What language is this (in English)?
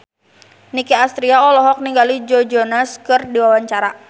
Sundanese